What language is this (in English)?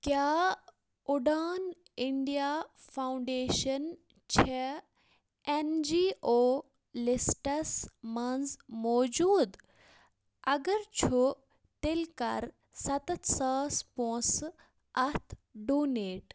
Kashmiri